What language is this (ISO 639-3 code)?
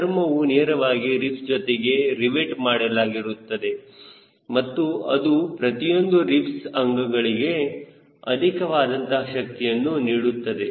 kan